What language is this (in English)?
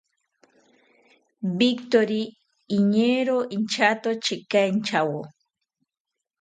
South Ucayali Ashéninka